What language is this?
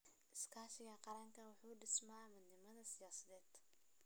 Somali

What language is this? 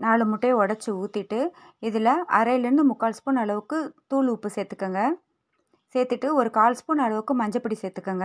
Tamil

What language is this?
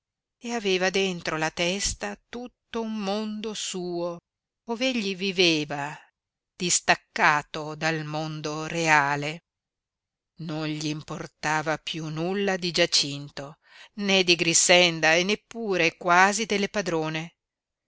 Italian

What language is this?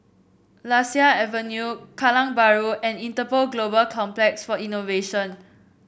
English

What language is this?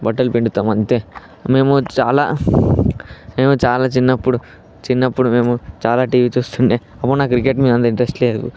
Telugu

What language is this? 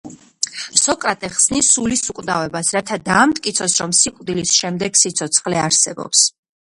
Georgian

